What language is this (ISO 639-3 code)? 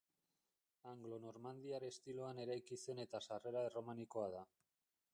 eus